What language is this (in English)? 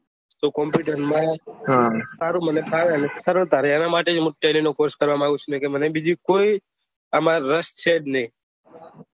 Gujarati